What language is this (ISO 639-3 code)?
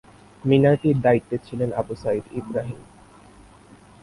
ben